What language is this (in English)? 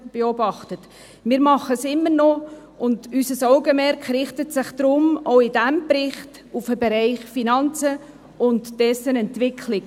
Swiss German